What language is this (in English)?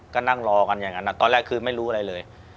Thai